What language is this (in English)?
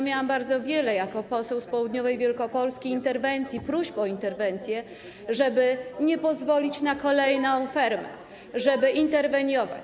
Polish